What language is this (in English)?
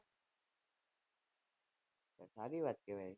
Gujarati